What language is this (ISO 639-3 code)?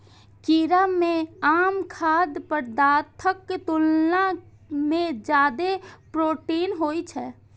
mai